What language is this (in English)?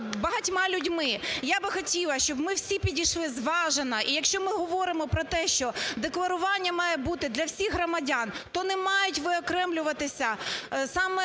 Ukrainian